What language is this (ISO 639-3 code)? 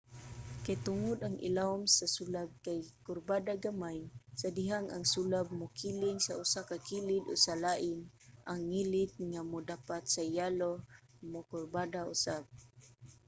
ceb